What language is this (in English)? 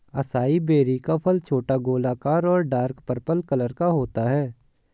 Hindi